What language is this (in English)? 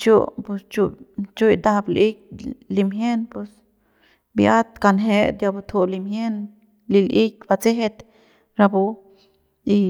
Central Pame